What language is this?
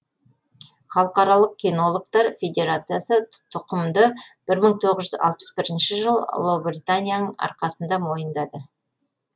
Kazakh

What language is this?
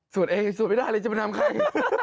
Thai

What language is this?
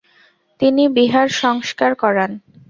Bangla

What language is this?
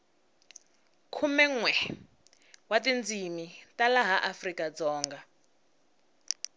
Tsonga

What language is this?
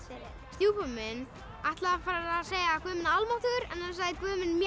Icelandic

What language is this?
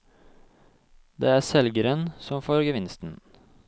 Norwegian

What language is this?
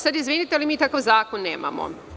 Serbian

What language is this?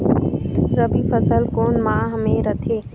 Chhattisgarhi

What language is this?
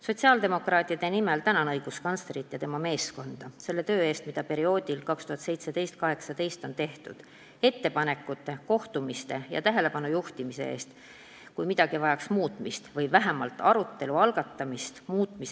Estonian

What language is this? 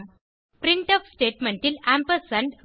Tamil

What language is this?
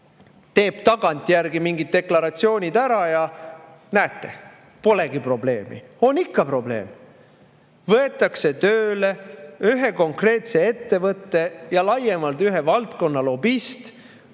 Estonian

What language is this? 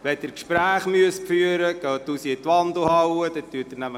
Swiss German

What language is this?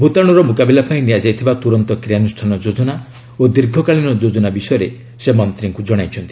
Odia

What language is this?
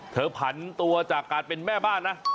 Thai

